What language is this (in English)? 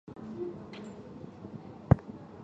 Chinese